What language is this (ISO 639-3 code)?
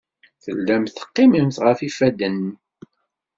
kab